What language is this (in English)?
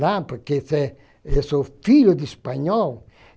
Portuguese